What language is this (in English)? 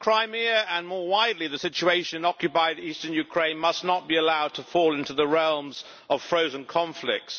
English